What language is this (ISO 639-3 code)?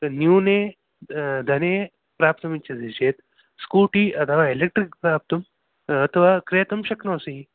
san